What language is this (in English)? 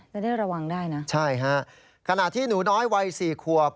Thai